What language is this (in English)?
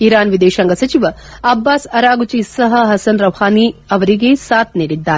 Kannada